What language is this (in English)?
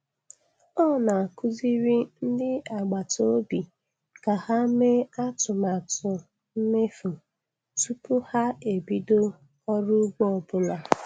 Igbo